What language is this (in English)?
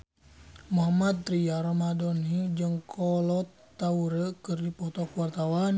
Sundanese